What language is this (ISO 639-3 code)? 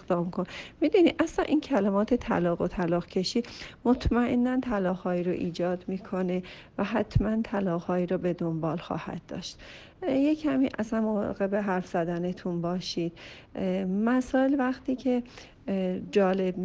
fas